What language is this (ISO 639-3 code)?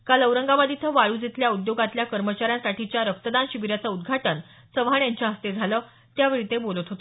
mar